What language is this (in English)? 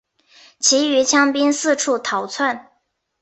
Chinese